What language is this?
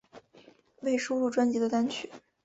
Chinese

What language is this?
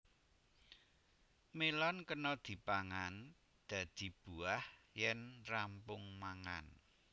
Javanese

